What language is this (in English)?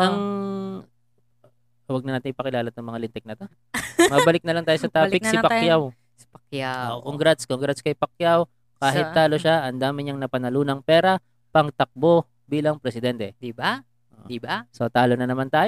Filipino